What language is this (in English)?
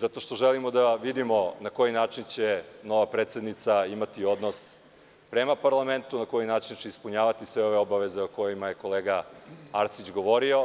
Serbian